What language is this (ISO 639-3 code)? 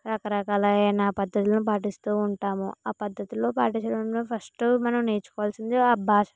tel